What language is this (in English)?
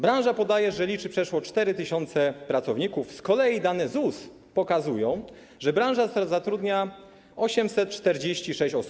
Polish